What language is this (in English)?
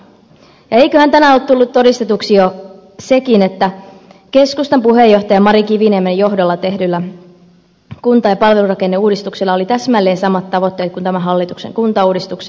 Finnish